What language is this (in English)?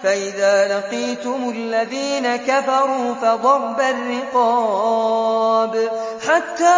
Arabic